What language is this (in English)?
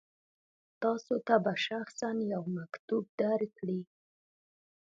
Pashto